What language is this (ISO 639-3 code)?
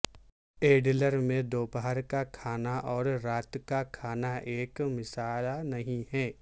urd